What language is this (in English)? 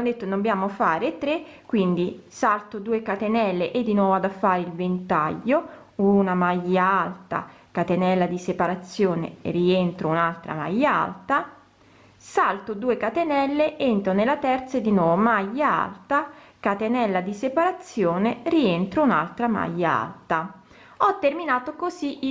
Italian